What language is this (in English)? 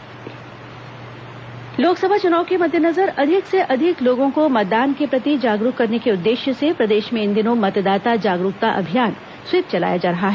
Hindi